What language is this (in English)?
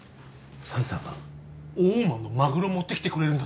Japanese